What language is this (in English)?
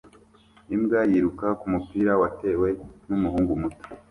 Kinyarwanda